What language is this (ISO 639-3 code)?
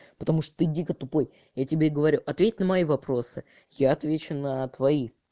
rus